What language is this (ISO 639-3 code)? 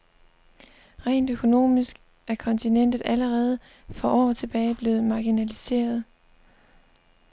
dan